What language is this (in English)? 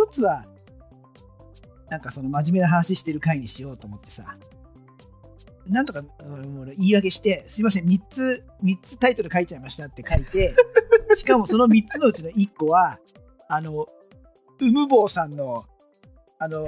Japanese